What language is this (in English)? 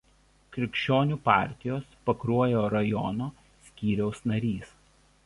Lithuanian